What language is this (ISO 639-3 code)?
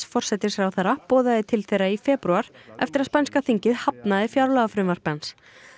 isl